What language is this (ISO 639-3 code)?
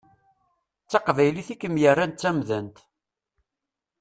kab